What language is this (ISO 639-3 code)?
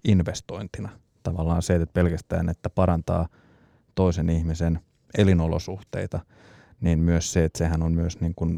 fin